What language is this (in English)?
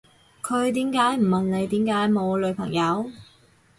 Cantonese